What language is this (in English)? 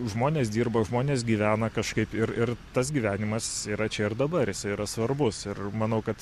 Lithuanian